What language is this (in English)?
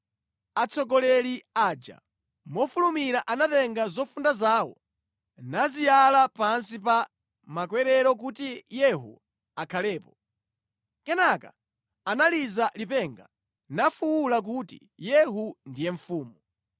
Nyanja